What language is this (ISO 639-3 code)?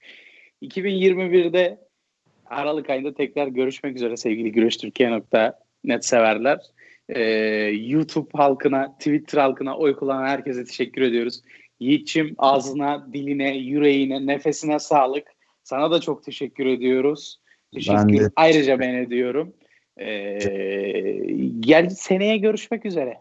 tur